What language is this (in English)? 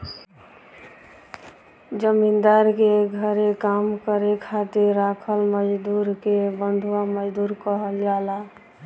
Bhojpuri